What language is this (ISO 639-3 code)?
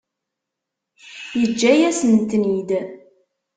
kab